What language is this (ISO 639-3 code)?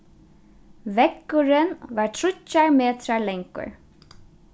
fao